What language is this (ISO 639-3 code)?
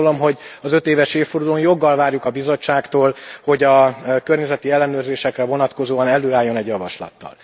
hun